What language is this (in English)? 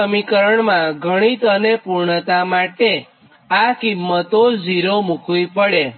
Gujarati